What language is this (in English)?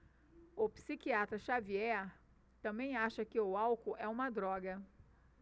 Portuguese